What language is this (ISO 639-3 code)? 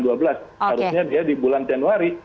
ind